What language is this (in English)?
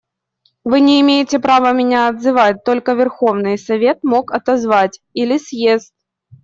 Russian